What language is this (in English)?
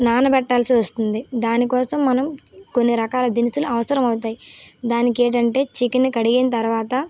Telugu